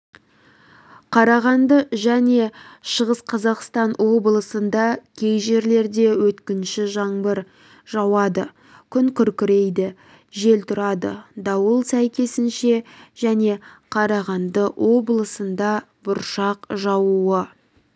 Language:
Kazakh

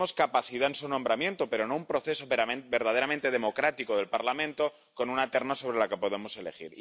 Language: Spanish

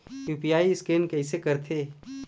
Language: Chhattisgarhi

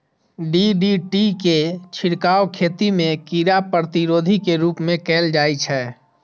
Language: Maithili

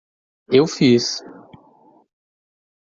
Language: Portuguese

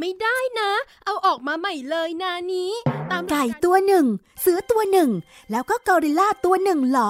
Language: Thai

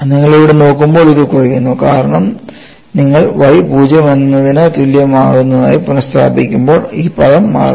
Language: Malayalam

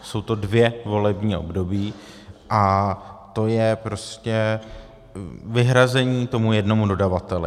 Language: Czech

